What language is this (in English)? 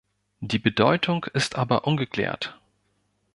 German